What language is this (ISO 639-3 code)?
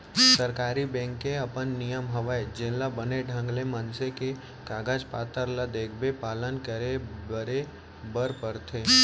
hne